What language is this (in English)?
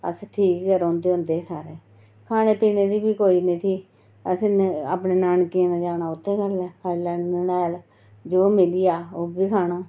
Dogri